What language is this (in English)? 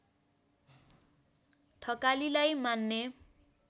Nepali